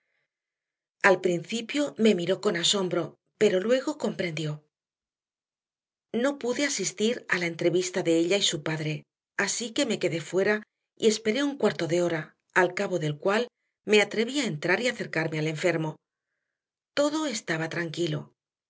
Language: Spanish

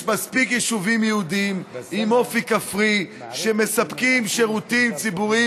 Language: Hebrew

